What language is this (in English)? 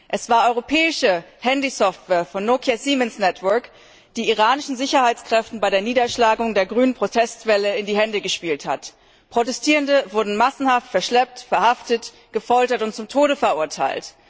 German